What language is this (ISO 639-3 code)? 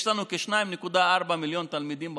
heb